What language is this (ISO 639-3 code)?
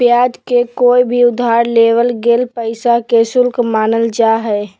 mag